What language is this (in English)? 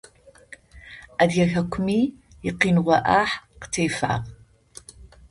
Adyghe